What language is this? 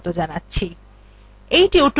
Bangla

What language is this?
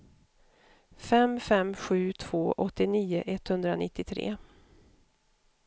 Swedish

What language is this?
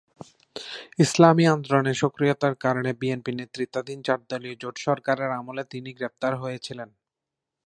Bangla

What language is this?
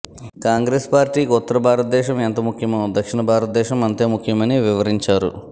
Telugu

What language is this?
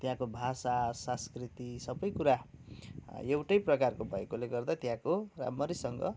Nepali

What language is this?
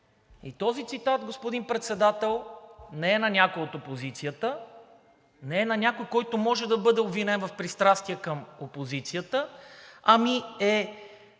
Bulgarian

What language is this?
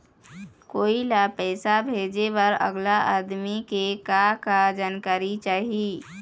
Chhattisgarhi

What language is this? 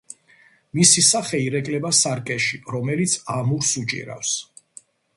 Georgian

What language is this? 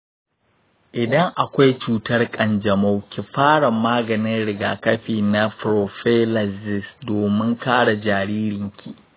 Hausa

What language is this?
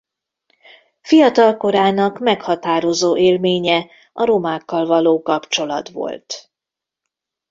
Hungarian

